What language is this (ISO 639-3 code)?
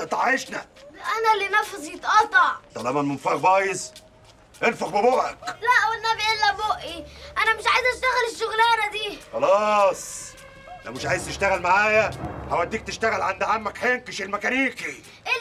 ara